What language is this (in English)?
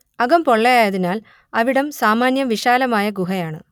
Malayalam